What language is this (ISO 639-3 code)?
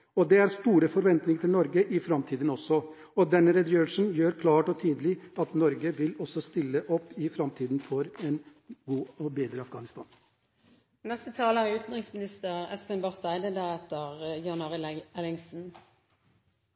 nob